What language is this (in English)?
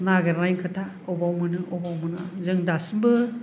Bodo